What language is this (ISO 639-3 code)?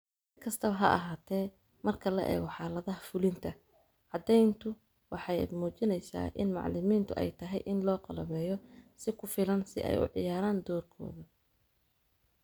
som